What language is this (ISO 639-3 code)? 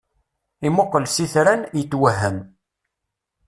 kab